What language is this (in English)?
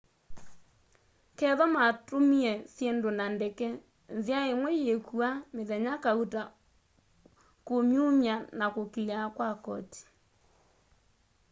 Kamba